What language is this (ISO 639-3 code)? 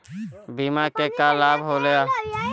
bho